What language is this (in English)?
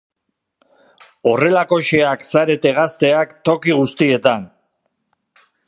Basque